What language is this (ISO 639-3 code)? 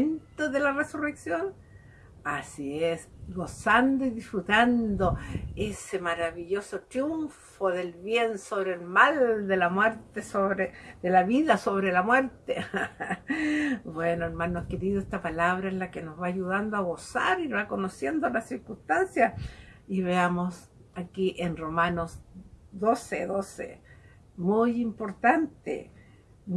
spa